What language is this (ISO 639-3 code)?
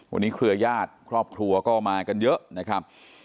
tha